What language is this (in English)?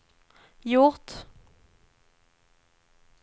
Swedish